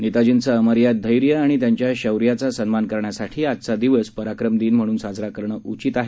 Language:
Marathi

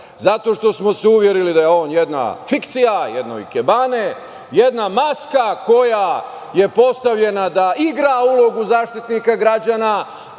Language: Serbian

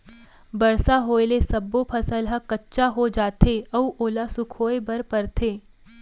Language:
Chhattisgarhi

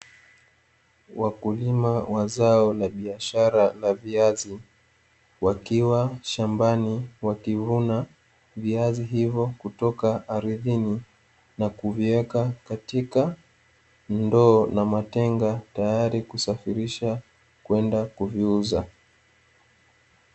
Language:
Swahili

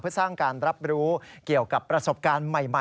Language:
Thai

